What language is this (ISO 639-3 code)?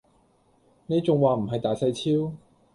yue